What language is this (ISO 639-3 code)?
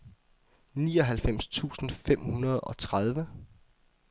dan